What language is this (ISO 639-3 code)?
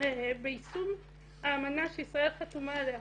heb